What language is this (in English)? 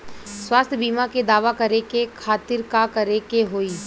Bhojpuri